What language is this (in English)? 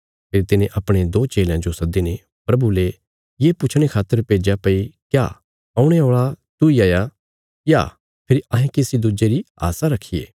Bilaspuri